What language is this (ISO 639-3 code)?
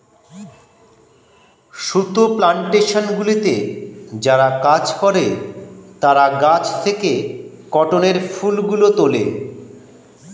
ben